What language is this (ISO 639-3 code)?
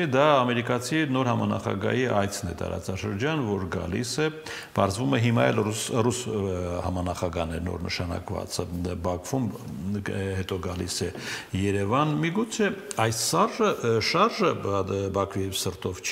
ron